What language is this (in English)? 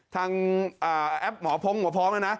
Thai